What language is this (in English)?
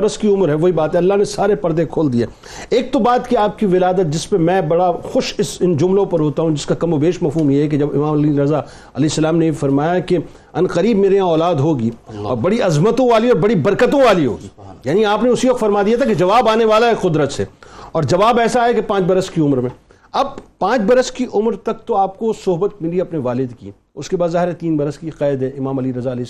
Urdu